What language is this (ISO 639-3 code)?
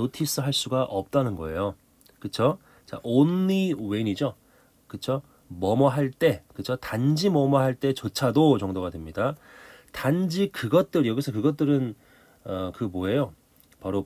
kor